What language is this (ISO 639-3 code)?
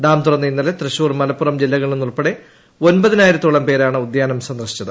mal